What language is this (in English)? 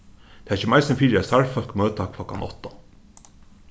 Faroese